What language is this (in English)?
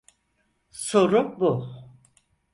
Turkish